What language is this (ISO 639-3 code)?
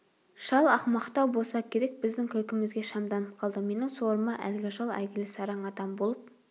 kaz